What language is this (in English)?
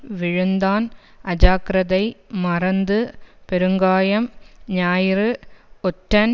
Tamil